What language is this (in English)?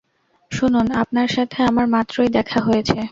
Bangla